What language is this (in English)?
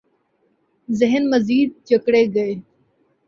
Urdu